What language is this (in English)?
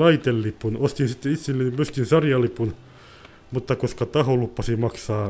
Finnish